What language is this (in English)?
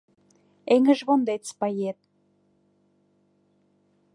Mari